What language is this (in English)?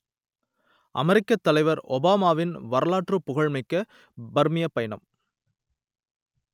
Tamil